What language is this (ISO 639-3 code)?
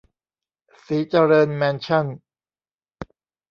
tha